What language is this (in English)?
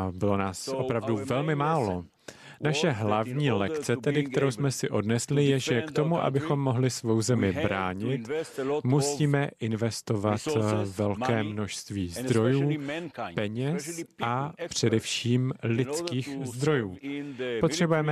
Czech